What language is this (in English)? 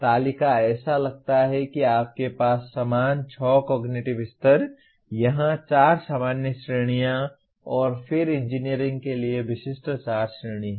Hindi